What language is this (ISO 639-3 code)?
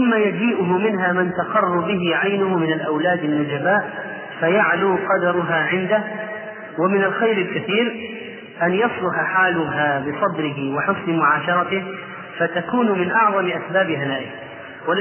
ara